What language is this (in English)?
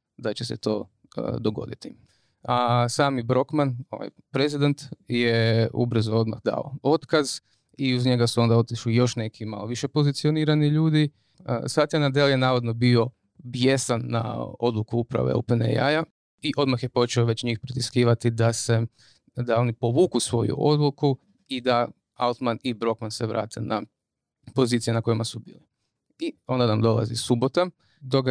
Croatian